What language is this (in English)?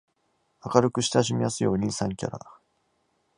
Japanese